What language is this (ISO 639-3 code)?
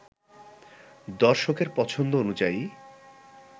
ben